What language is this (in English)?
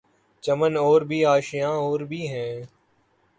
Urdu